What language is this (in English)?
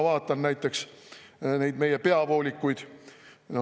Estonian